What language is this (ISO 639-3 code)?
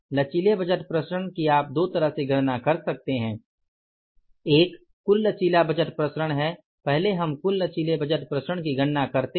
hin